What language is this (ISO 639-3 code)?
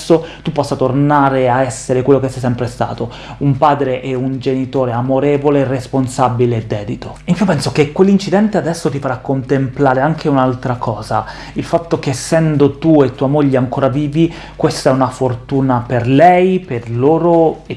ita